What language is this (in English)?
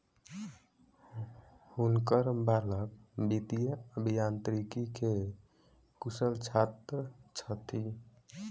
Maithili